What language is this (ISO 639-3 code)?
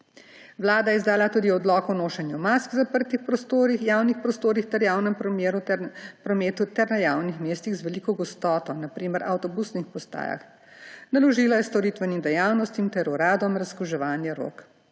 slv